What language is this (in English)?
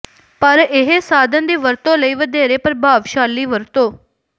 Punjabi